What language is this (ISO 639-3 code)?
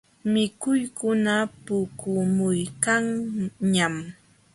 qxw